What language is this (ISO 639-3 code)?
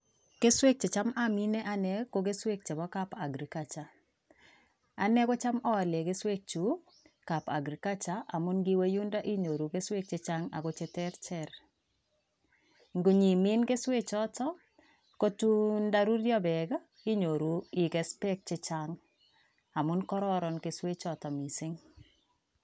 kln